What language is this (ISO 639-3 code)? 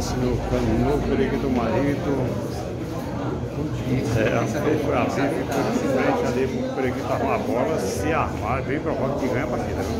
por